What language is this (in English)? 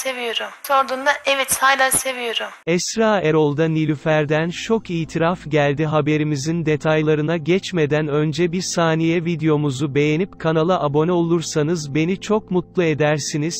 Turkish